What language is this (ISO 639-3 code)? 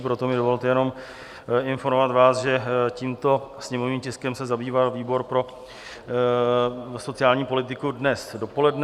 ces